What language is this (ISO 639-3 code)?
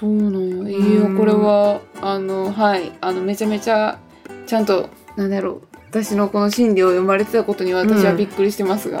jpn